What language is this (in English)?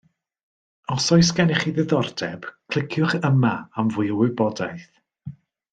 Welsh